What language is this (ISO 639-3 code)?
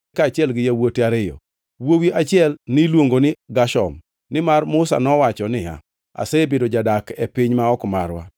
luo